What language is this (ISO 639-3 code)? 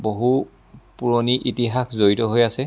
asm